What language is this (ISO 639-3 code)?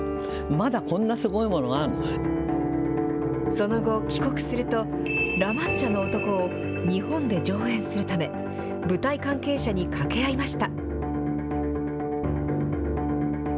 jpn